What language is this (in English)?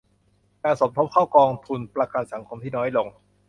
Thai